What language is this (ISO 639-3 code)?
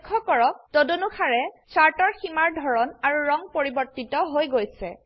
asm